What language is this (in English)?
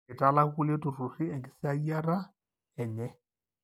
Masai